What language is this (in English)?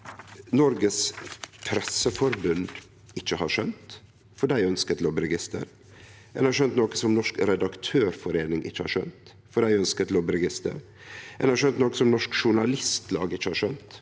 Norwegian